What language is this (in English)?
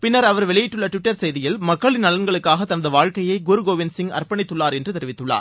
Tamil